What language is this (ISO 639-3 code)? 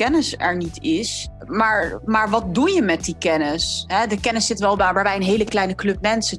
nld